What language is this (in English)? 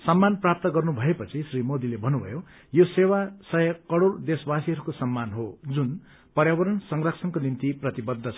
Nepali